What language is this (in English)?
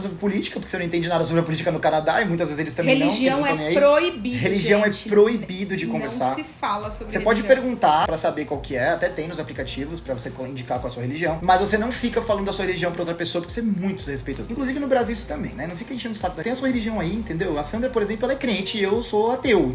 Portuguese